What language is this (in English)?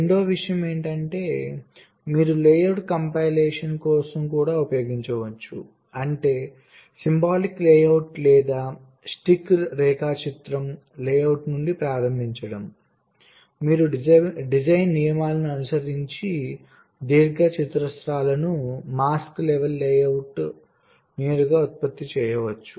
Telugu